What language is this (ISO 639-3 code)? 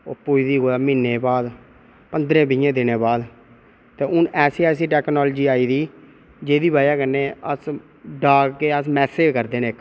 doi